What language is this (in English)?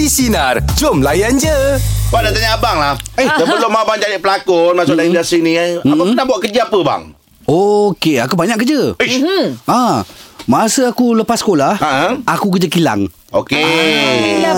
Malay